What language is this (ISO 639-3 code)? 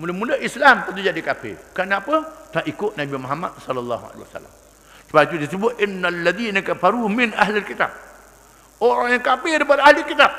msa